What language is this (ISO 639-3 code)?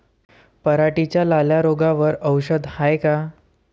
mar